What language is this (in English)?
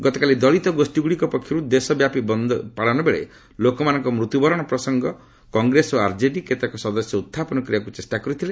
Odia